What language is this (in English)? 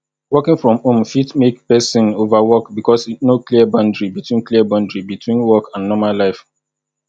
Nigerian Pidgin